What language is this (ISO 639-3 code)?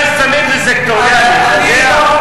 heb